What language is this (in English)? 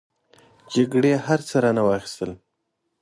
Pashto